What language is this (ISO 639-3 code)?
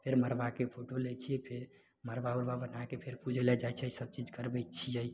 mai